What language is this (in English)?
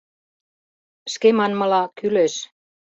Mari